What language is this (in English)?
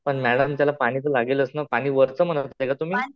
Marathi